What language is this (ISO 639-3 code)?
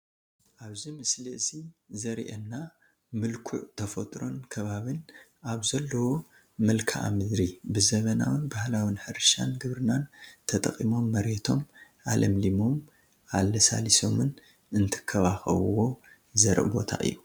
tir